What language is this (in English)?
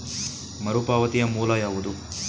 Kannada